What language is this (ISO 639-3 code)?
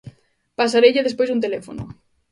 glg